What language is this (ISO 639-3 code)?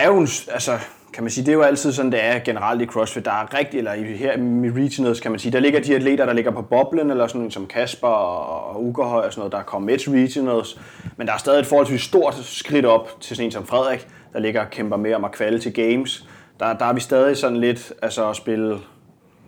dan